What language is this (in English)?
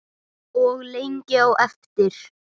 Icelandic